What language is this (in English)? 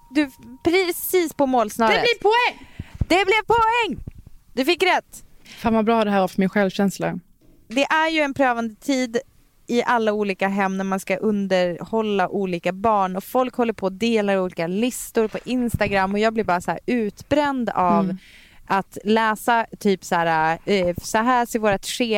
Swedish